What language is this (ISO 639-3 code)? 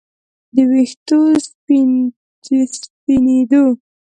pus